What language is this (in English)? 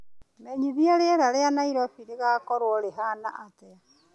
Kikuyu